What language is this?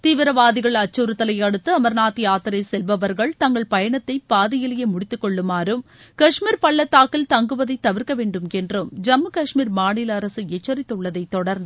Tamil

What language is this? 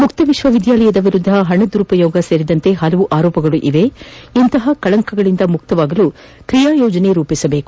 Kannada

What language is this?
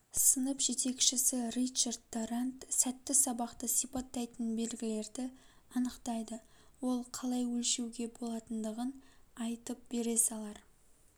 Kazakh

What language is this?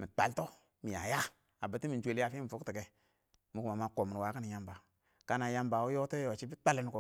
Awak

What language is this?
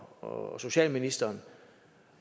Danish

